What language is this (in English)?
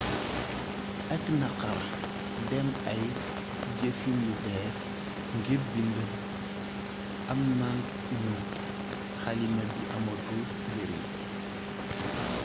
Wolof